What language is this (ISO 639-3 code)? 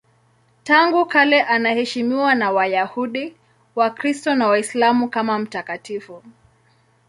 swa